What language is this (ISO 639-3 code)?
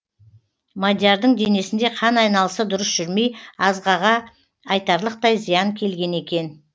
kaz